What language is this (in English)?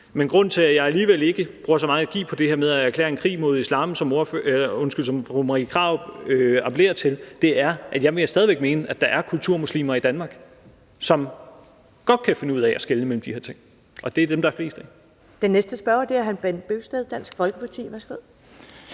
Danish